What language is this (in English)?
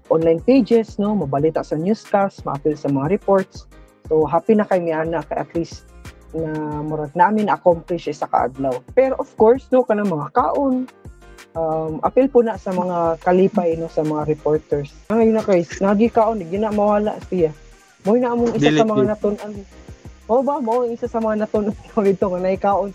Filipino